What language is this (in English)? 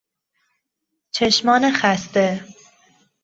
Persian